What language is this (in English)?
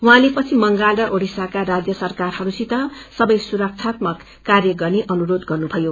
Nepali